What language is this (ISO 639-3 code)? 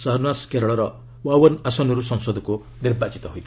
ori